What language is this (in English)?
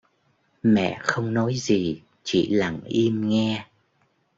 Vietnamese